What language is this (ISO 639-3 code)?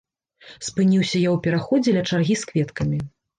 bel